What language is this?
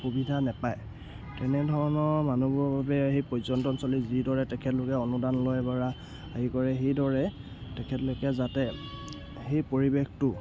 Assamese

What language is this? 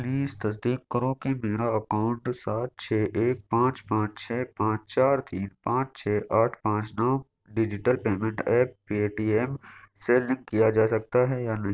Urdu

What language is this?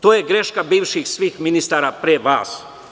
Serbian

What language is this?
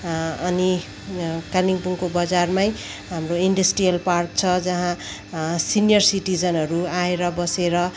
Nepali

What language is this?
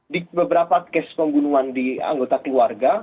Indonesian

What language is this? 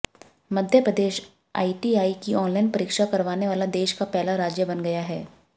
Hindi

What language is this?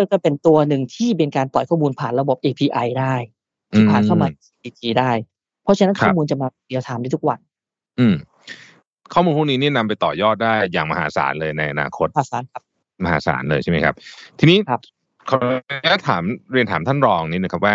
Thai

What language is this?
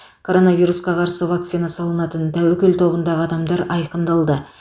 Kazakh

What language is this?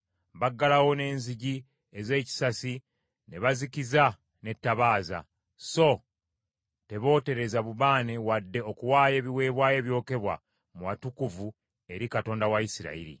Ganda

